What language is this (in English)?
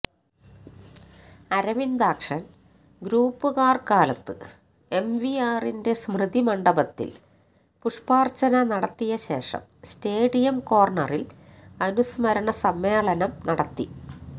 Malayalam